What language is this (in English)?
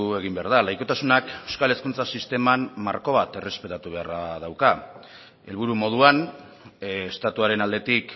Basque